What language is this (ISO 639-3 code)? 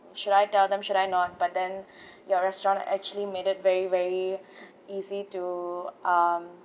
eng